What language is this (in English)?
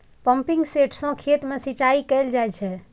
Maithili